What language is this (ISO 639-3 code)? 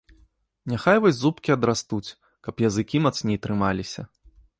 bel